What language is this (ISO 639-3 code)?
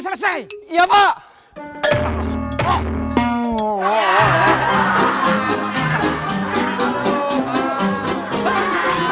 ind